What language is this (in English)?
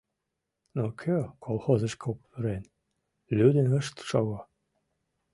Mari